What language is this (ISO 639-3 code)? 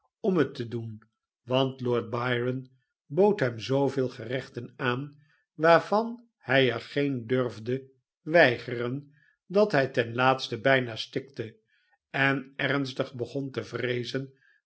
nld